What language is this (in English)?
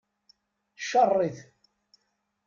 Kabyle